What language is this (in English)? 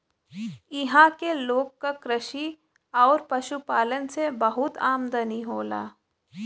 Bhojpuri